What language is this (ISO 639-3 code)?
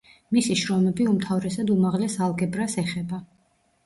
kat